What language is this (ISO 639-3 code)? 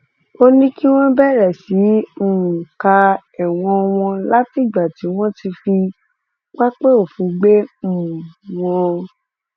yor